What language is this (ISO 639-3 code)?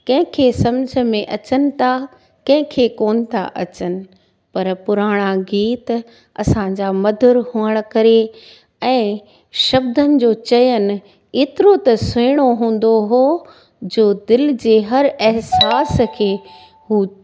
snd